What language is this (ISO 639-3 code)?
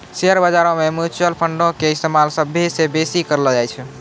mai